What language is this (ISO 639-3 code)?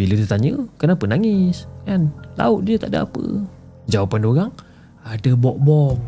msa